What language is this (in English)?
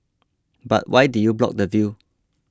English